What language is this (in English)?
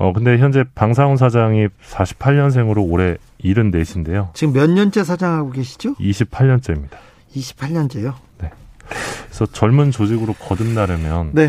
Korean